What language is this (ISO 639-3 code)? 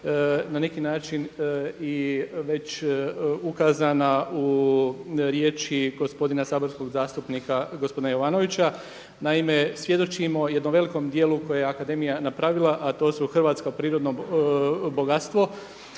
hrv